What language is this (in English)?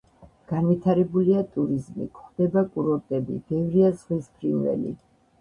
Georgian